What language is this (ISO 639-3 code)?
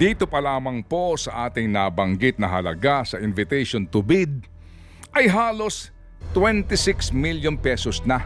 fil